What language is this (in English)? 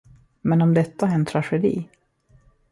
Swedish